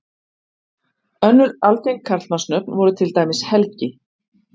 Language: Icelandic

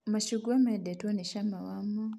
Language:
Kikuyu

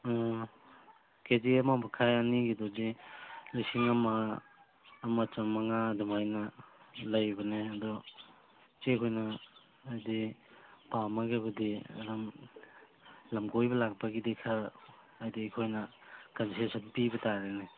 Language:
Manipuri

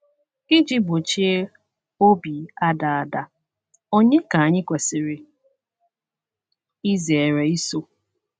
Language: Igbo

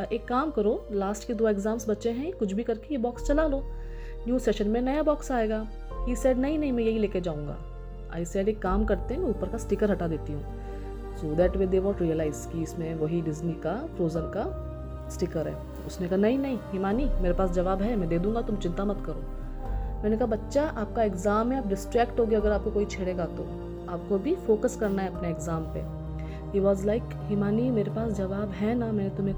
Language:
Hindi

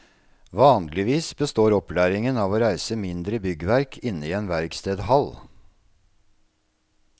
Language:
Norwegian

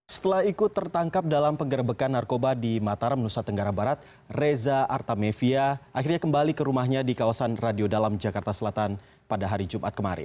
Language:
Indonesian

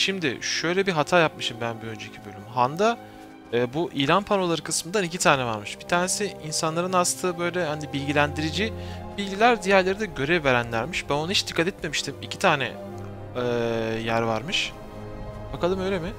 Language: Turkish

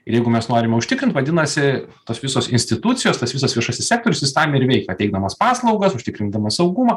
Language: Lithuanian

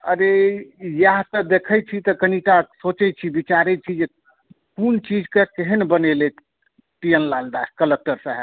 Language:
Maithili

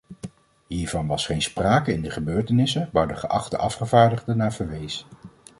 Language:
Dutch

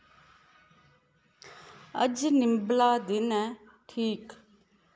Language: Dogri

